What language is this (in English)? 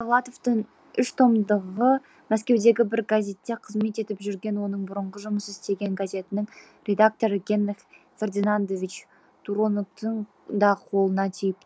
Kazakh